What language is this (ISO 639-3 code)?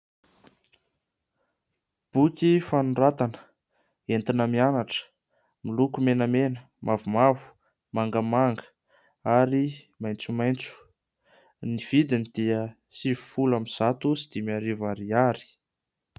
mlg